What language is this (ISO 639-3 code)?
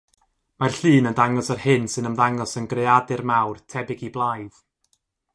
cym